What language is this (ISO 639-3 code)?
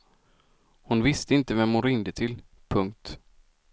swe